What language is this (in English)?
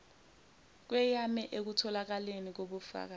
Zulu